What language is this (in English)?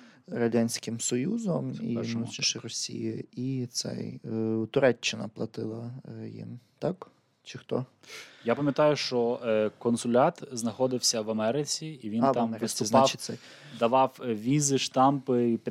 Ukrainian